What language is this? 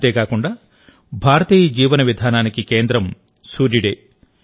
Telugu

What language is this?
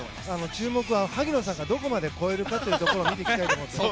Japanese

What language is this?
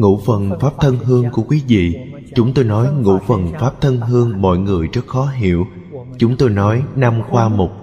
Vietnamese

